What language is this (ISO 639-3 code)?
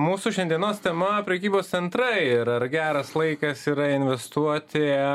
lit